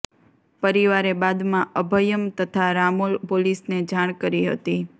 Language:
Gujarati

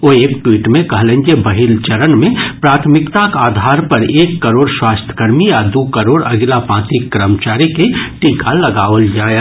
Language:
Maithili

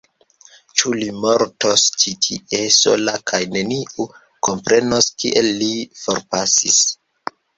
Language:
Esperanto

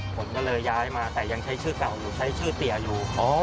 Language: Thai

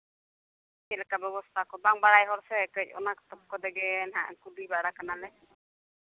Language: Santali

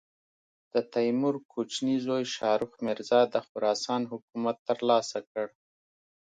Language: Pashto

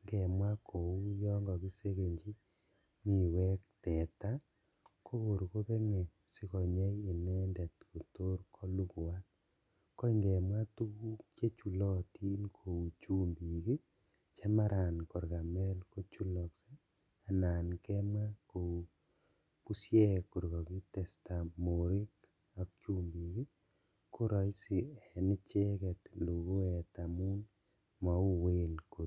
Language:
Kalenjin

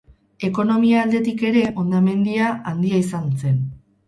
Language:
Basque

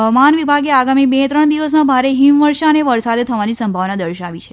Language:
Gujarati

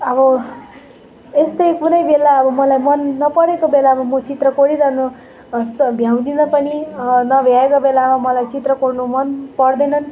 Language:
Nepali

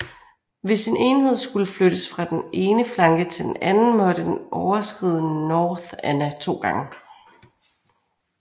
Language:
Danish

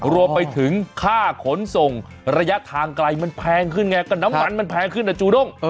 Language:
Thai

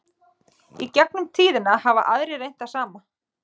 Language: Icelandic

